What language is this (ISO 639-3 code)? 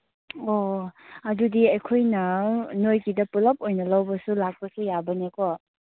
mni